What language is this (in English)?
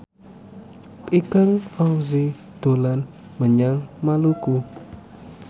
Javanese